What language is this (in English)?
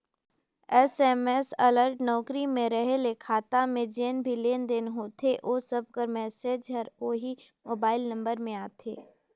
Chhattisgarhi